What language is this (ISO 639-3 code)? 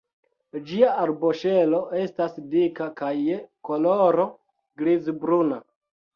epo